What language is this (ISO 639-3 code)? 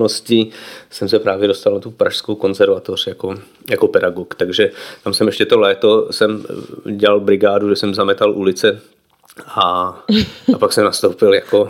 ces